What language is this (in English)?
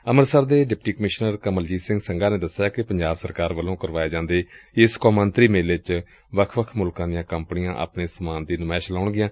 Punjabi